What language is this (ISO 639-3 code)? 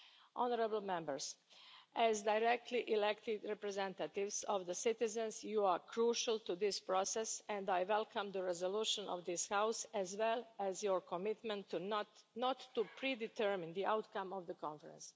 eng